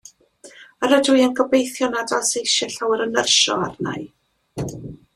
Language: Welsh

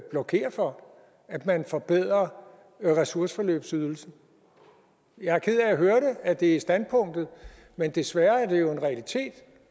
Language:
Danish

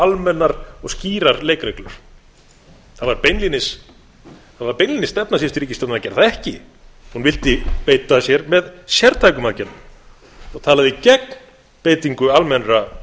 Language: Icelandic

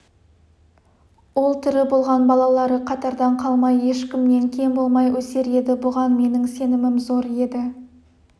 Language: Kazakh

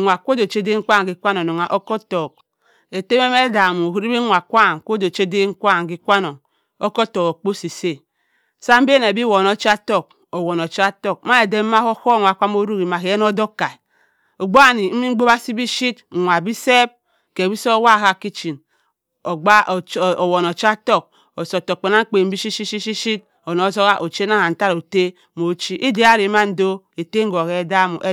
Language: Cross River Mbembe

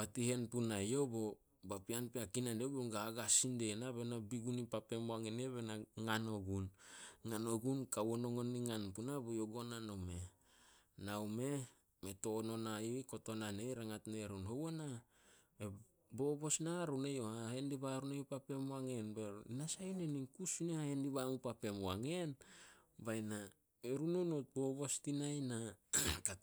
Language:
Solos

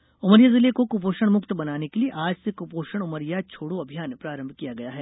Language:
Hindi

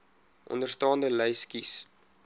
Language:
Afrikaans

